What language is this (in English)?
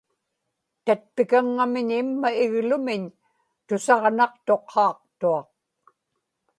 Inupiaq